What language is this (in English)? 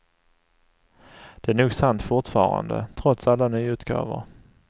Swedish